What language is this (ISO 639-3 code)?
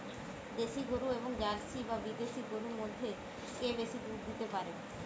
ben